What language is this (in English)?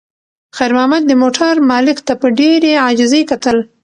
Pashto